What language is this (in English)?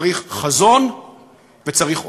Hebrew